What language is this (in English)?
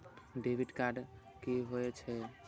Maithili